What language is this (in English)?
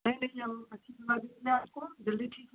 Hindi